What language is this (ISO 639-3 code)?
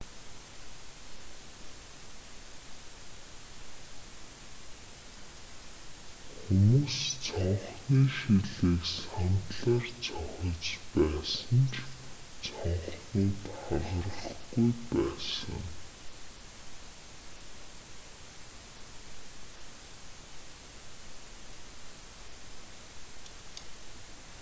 mon